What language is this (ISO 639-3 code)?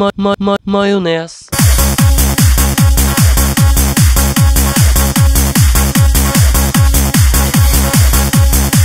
nor